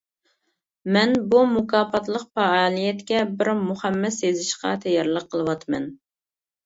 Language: Uyghur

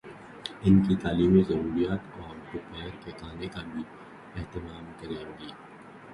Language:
Urdu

